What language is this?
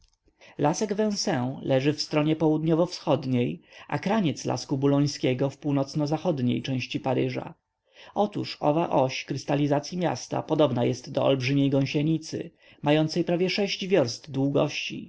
Polish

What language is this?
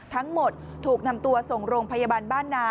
Thai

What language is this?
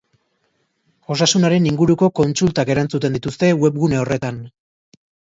Basque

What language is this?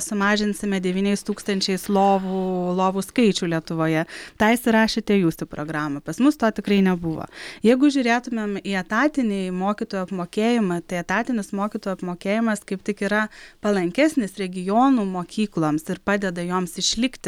Lithuanian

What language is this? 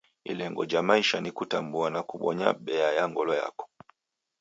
Taita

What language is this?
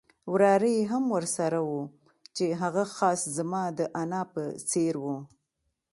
Pashto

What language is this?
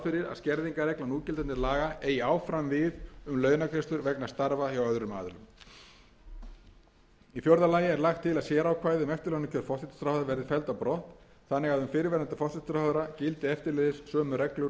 Icelandic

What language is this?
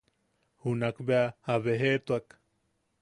Yaqui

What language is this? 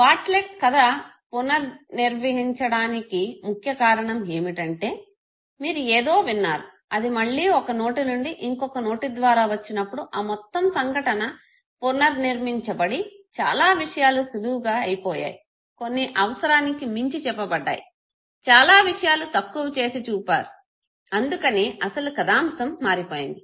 Telugu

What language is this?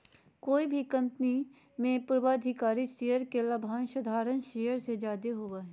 Magahi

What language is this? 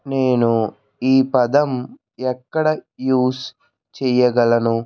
Telugu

